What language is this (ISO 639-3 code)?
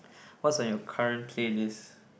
eng